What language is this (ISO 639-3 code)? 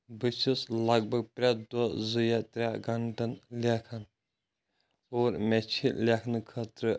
kas